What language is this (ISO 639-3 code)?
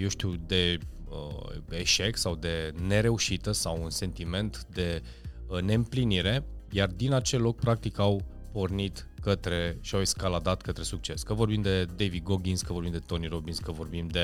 ron